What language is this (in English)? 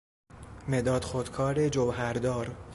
Persian